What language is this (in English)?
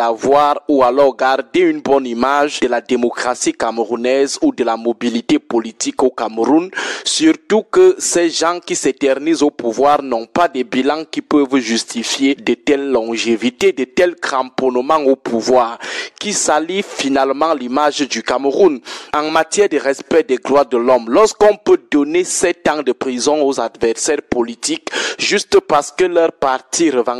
French